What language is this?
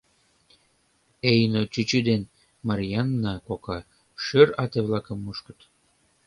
Mari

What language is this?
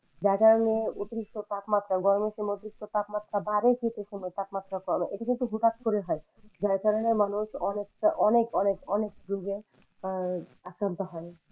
Bangla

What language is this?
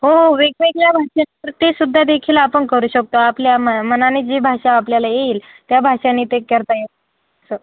Marathi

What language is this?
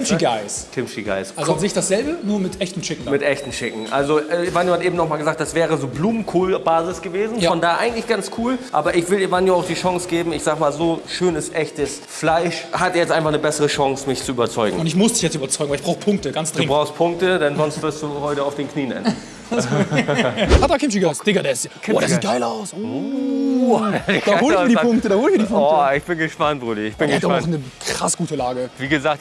German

